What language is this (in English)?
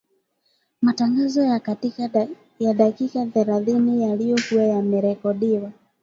Swahili